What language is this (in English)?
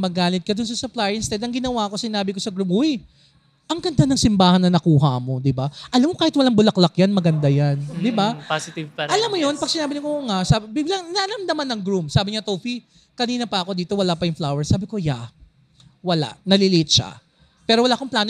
Filipino